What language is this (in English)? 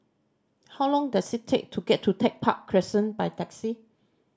English